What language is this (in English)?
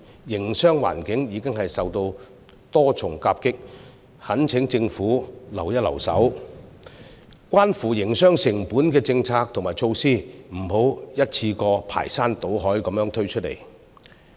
Cantonese